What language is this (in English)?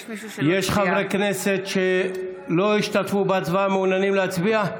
Hebrew